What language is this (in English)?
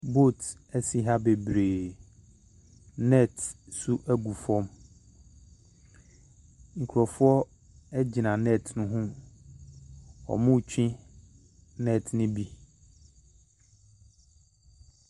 Akan